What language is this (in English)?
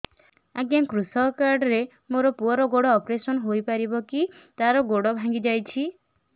Odia